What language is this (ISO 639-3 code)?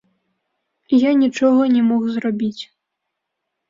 bel